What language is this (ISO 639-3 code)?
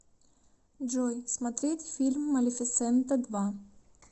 rus